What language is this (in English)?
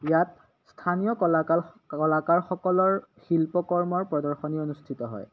Assamese